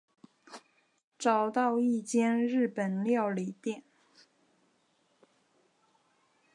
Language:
Chinese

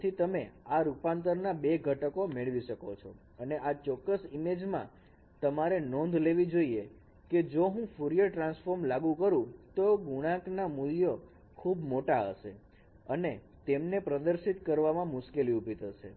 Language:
Gujarati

